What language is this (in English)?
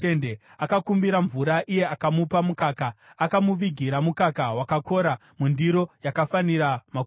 Shona